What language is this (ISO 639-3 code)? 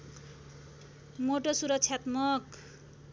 nep